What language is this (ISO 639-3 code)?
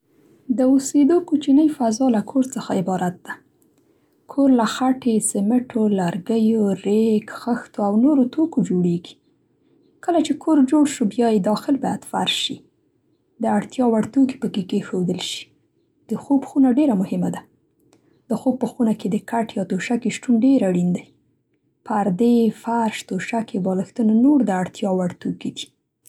pst